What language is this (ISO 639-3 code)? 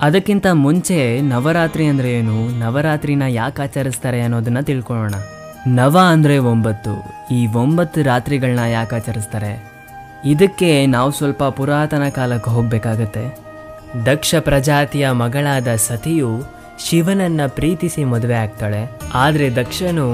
kan